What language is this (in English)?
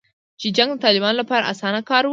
Pashto